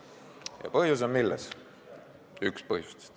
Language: Estonian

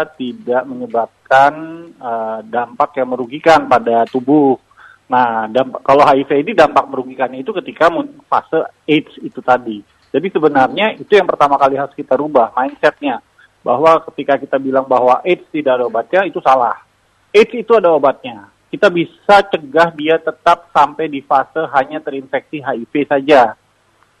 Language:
Indonesian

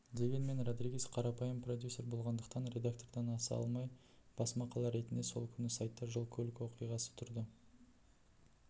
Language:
Kazakh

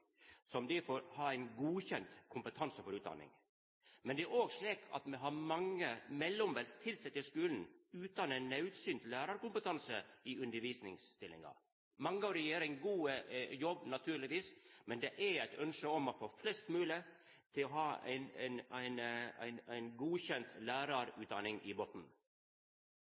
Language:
Norwegian Nynorsk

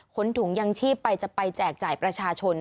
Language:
Thai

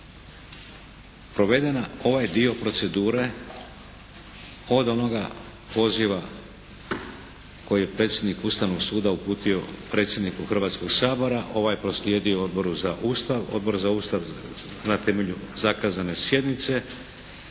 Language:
Croatian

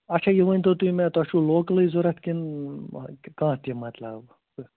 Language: Kashmiri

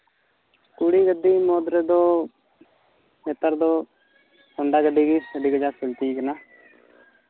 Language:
Santali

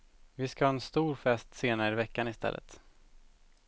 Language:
Swedish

